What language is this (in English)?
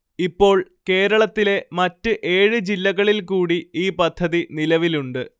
Malayalam